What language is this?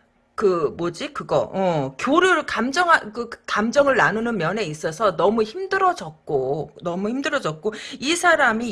Korean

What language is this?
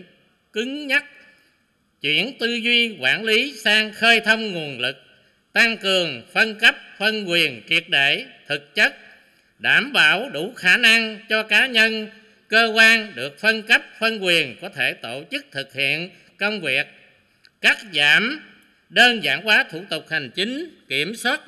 Vietnamese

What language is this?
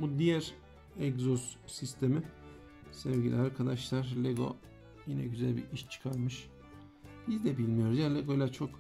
Turkish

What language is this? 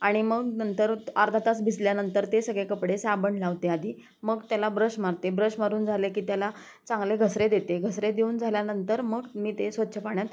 Marathi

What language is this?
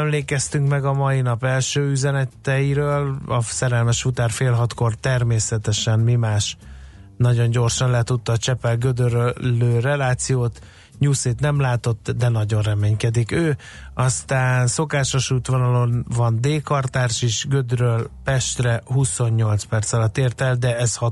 Hungarian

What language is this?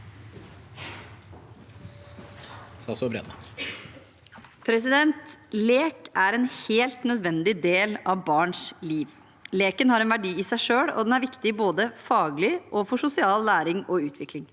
Norwegian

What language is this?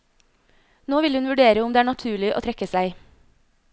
Norwegian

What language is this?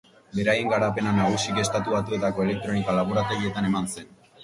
Basque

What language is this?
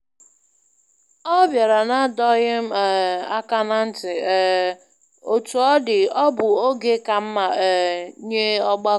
Igbo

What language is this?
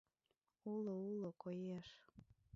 Mari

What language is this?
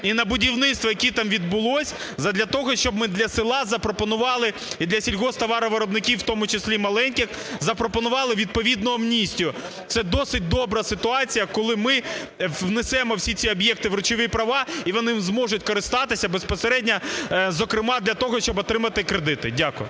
Ukrainian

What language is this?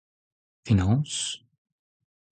Breton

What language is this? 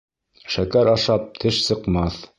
Bashkir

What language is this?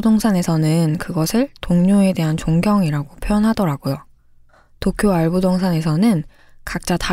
Korean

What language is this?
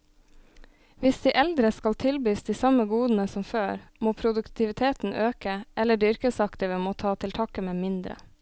Norwegian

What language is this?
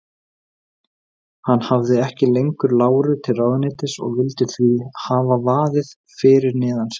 Icelandic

